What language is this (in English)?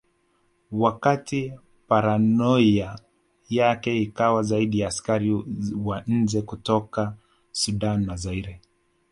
Swahili